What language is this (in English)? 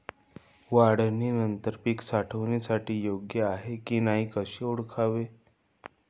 Marathi